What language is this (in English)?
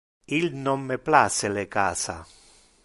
Interlingua